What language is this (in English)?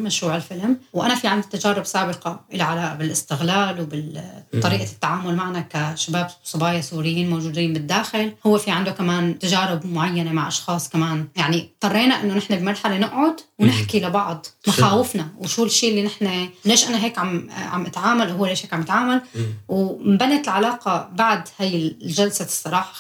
Arabic